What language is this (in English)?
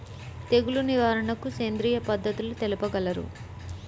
Telugu